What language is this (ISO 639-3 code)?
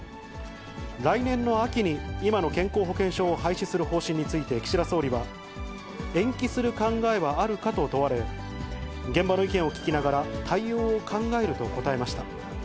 jpn